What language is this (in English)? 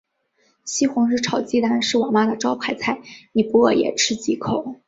Chinese